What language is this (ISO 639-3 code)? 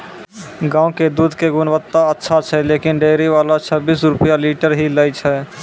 mai